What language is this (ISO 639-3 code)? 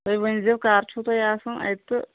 kas